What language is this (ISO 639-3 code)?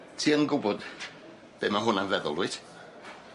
cym